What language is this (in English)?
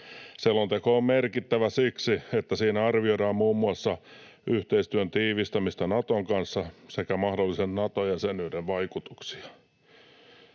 Finnish